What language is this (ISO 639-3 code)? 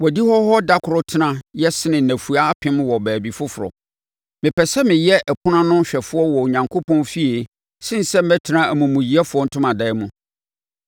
aka